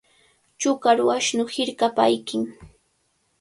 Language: Cajatambo North Lima Quechua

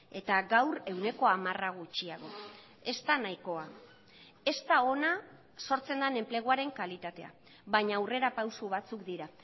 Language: Basque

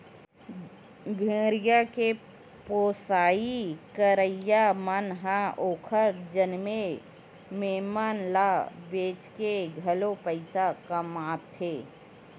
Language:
Chhattisgarhi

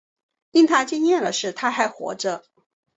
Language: Chinese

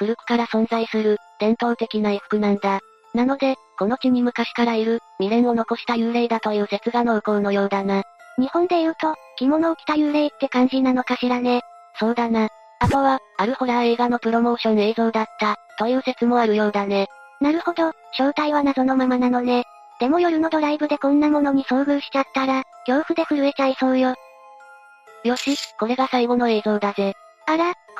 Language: Japanese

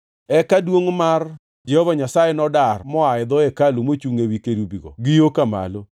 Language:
Luo (Kenya and Tanzania)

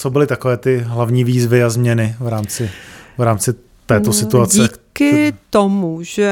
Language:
Czech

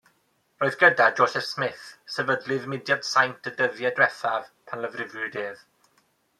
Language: Welsh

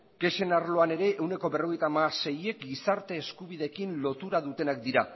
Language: Basque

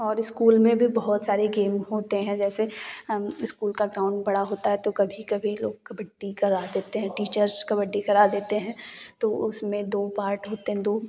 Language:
Hindi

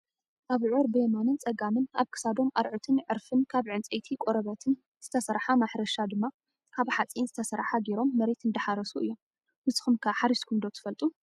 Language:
Tigrinya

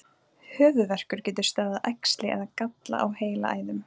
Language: Icelandic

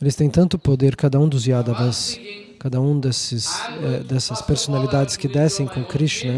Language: Portuguese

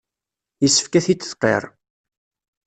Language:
Kabyle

